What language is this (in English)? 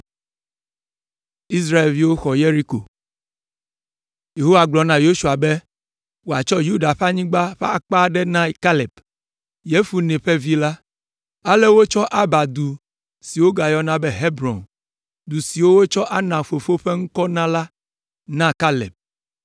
Ewe